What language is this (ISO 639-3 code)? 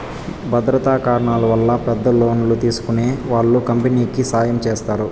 tel